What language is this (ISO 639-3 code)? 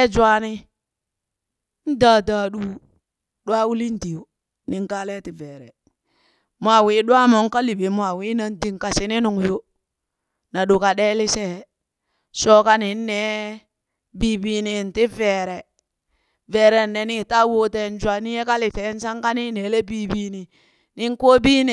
bys